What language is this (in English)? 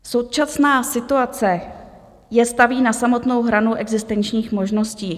Czech